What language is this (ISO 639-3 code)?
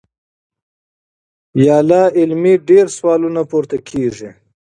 pus